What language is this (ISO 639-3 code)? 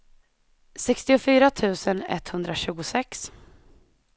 swe